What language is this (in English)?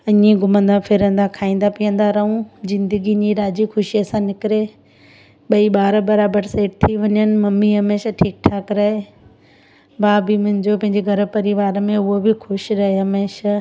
Sindhi